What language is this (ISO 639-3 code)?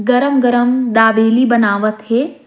sgj